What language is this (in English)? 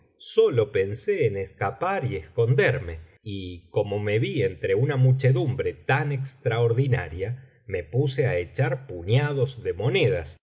Spanish